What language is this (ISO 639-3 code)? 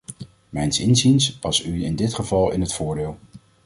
nld